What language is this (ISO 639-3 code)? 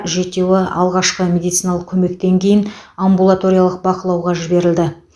kaz